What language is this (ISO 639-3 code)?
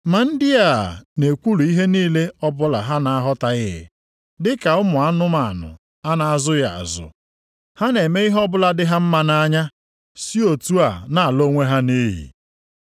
ibo